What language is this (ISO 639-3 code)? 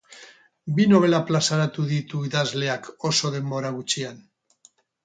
eus